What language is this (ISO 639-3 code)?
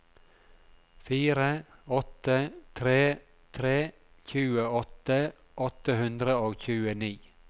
nor